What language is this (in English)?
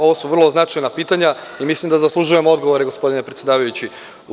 Serbian